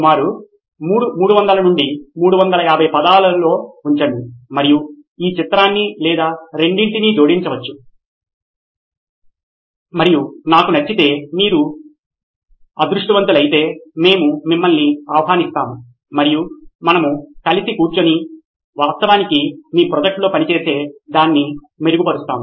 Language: Telugu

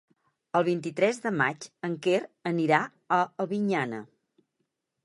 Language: Catalan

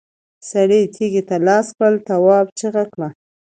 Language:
Pashto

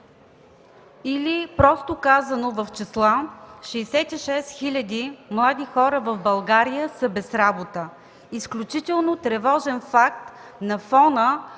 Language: Bulgarian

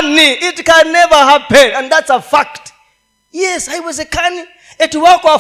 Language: Swahili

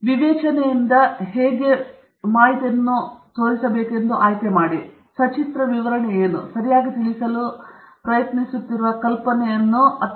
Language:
Kannada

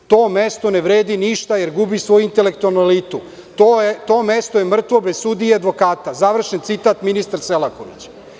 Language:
Serbian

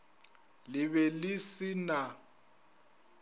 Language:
Northern Sotho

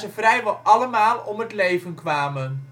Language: Dutch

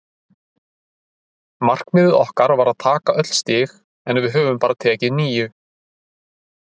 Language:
Icelandic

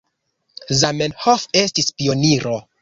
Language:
Esperanto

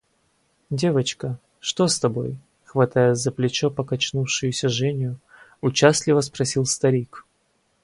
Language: Russian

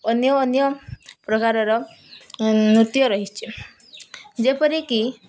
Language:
Odia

